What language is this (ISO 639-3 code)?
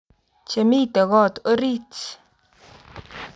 kln